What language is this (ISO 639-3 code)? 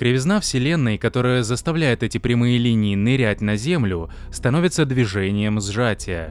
rus